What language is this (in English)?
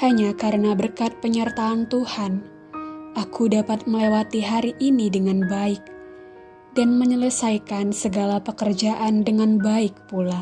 Indonesian